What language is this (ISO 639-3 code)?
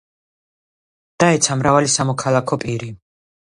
kat